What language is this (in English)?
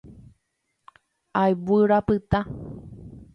Guarani